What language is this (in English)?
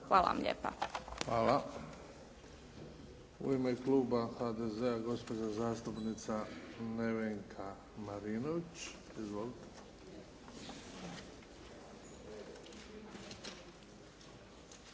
Croatian